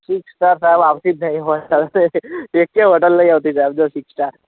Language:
Gujarati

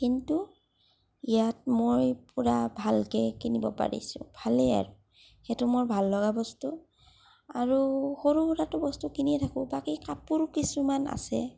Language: Assamese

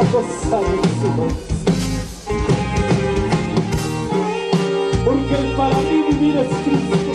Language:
Spanish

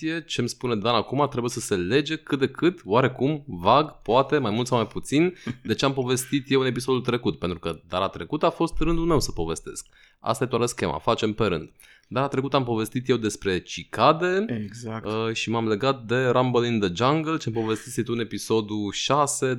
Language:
Romanian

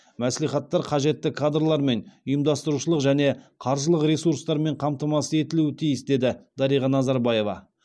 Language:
Kazakh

